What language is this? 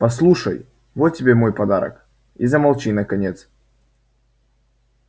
Russian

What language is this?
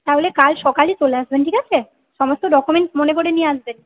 Bangla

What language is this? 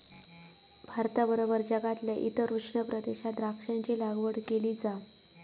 Marathi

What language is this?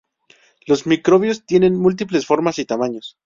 Spanish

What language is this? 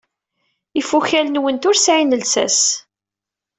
Kabyle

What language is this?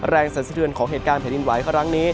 Thai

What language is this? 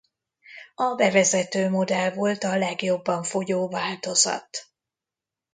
Hungarian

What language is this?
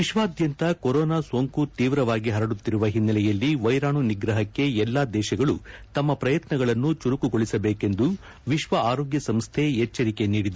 Kannada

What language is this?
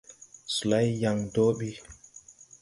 Tupuri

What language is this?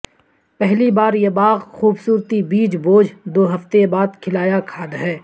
Urdu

